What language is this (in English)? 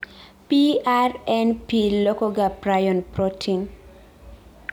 Luo (Kenya and Tanzania)